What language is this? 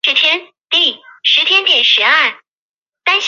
Chinese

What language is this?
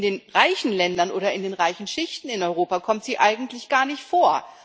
German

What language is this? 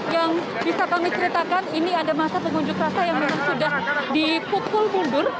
Indonesian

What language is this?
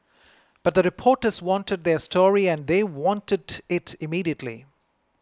English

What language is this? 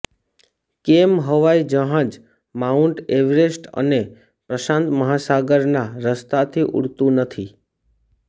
Gujarati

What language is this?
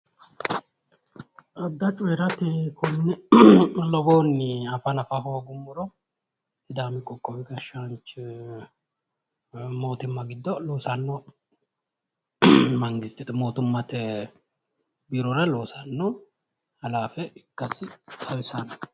Sidamo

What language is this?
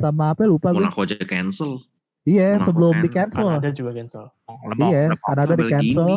Indonesian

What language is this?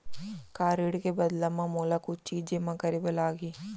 Chhattisgarhi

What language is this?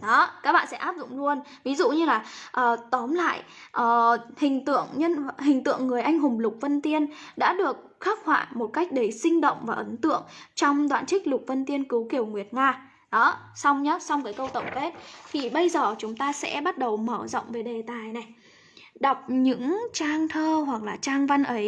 Vietnamese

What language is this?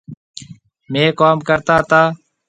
Marwari (Pakistan)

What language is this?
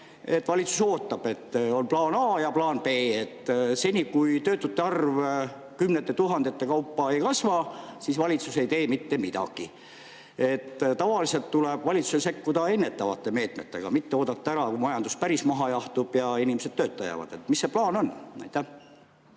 Estonian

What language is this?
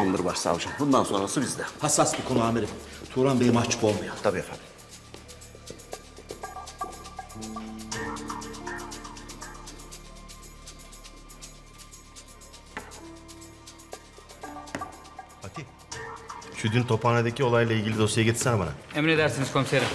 Turkish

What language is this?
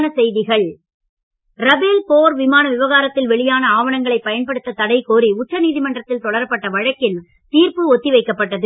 Tamil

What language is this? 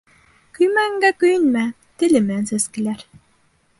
Bashkir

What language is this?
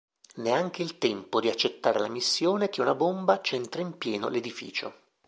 Italian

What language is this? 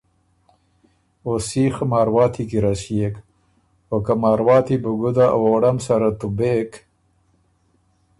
Ormuri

